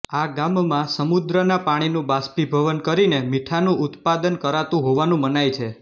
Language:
Gujarati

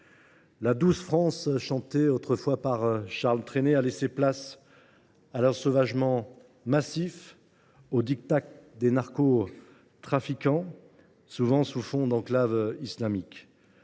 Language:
French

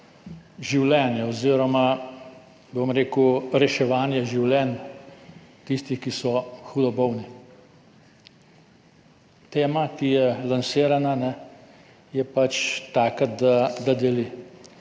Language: Slovenian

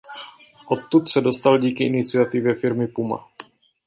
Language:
Czech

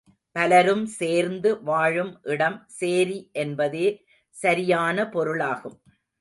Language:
Tamil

